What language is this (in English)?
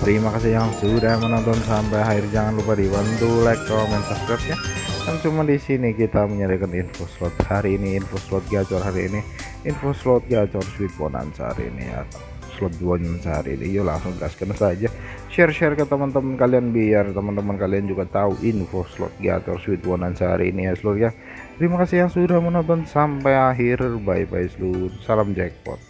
Indonesian